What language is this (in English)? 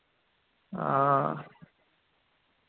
Dogri